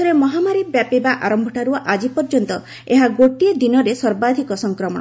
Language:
Odia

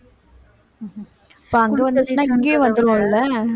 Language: Tamil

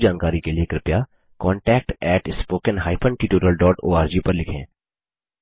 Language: Hindi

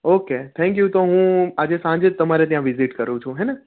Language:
Gujarati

